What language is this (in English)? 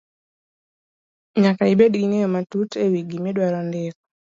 Luo (Kenya and Tanzania)